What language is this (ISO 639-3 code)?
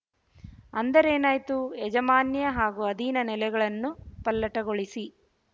kan